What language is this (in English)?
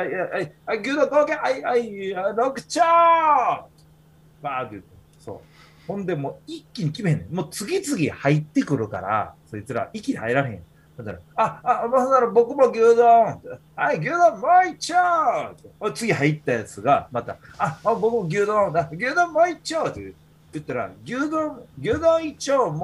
Japanese